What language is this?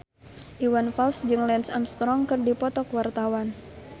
Sundanese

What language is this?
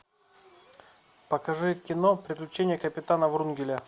Russian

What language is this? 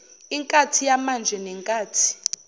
Zulu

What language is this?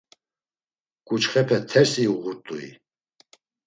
Laz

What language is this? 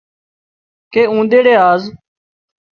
Wadiyara Koli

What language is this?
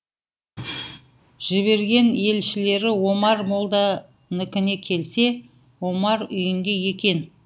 Kazakh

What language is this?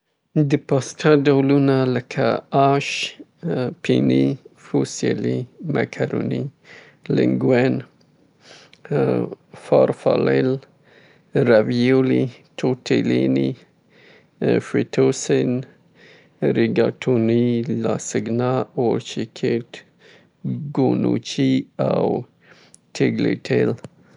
Southern Pashto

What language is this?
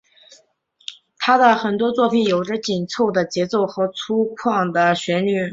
Chinese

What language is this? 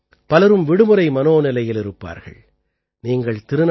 Tamil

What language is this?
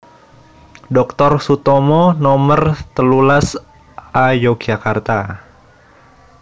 Javanese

